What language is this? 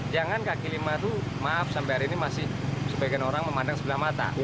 Indonesian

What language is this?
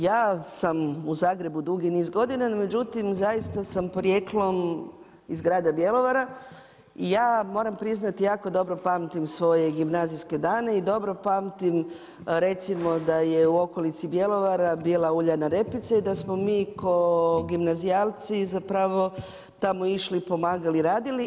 Croatian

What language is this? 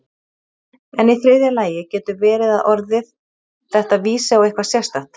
Icelandic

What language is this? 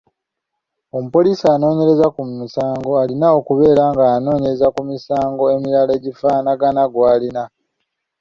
Ganda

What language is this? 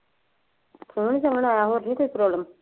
Punjabi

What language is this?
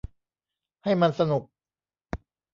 Thai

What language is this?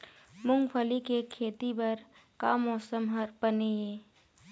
Chhattisgarhi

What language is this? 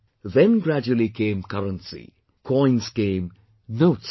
English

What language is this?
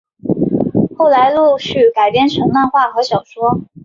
Chinese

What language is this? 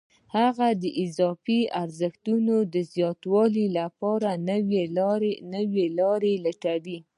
Pashto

